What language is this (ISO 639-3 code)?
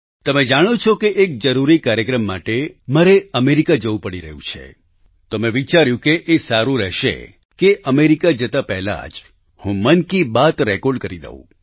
guj